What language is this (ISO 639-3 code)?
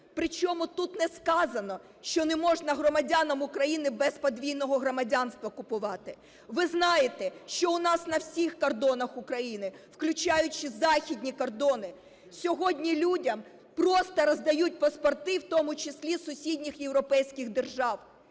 ukr